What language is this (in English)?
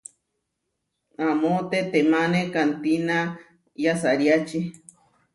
Huarijio